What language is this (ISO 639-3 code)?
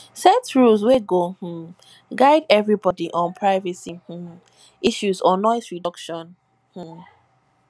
pcm